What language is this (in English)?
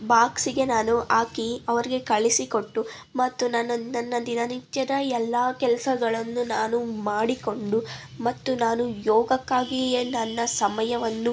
Kannada